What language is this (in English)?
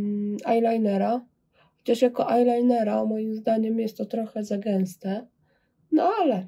Polish